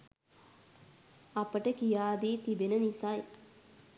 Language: Sinhala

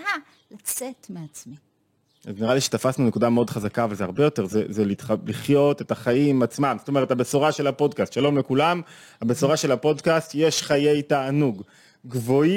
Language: Hebrew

